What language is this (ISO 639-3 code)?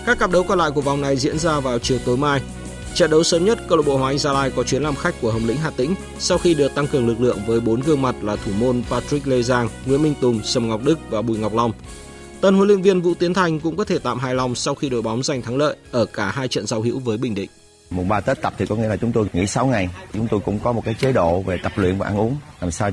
vie